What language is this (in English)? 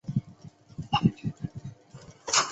Chinese